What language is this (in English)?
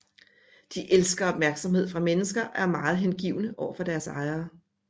Danish